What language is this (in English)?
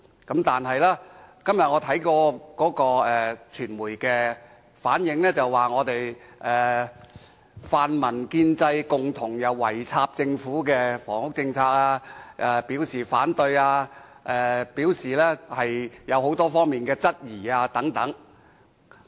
Cantonese